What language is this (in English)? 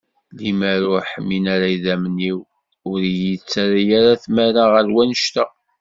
Kabyle